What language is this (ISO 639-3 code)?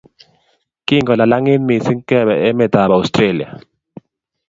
kln